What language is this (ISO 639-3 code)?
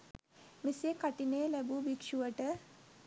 sin